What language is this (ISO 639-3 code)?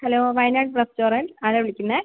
mal